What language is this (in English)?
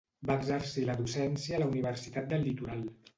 Catalan